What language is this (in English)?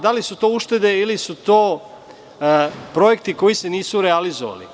Serbian